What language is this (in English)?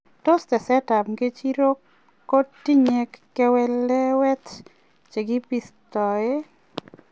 Kalenjin